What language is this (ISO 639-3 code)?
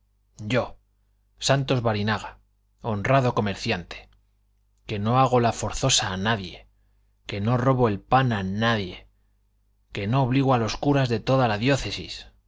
spa